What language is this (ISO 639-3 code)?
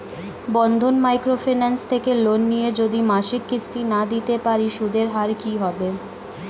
ben